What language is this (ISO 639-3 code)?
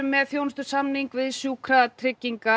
isl